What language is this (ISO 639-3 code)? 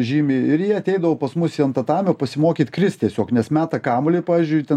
lit